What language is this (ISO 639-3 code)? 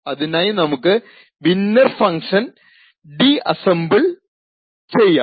mal